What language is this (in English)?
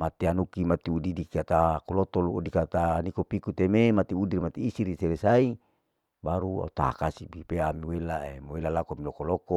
Larike-Wakasihu